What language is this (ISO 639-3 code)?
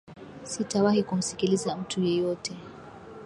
swa